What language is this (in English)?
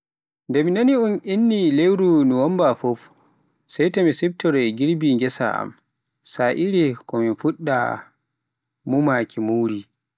Pular